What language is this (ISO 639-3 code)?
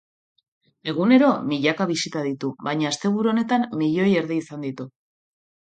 eus